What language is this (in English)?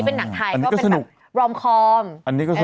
Thai